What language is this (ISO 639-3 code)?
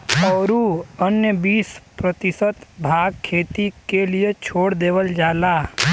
bho